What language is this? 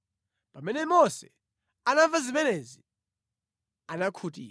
Nyanja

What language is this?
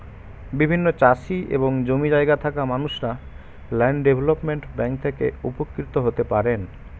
Bangla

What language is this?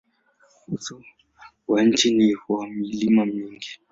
Swahili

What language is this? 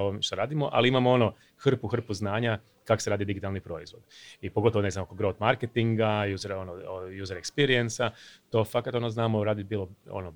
Croatian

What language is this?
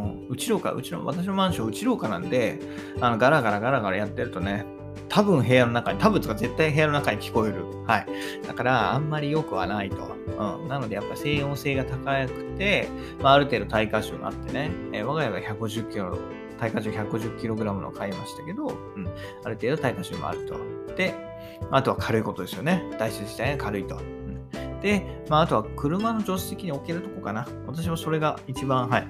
Japanese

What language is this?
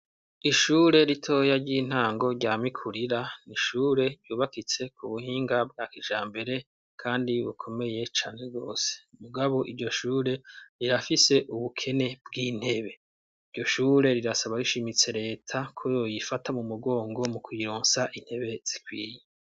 Rundi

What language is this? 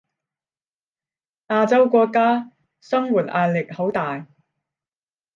Cantonese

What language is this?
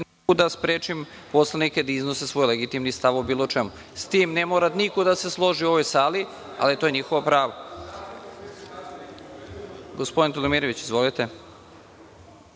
Serbian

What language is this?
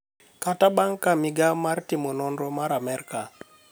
Luo (Kenya and Tanzania)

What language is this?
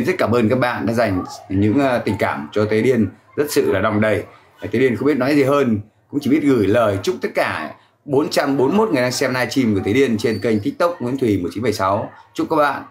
Vietnamese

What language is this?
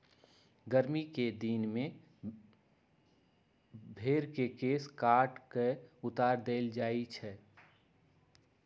Magahi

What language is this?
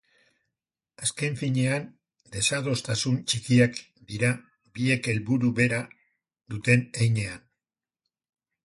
Basque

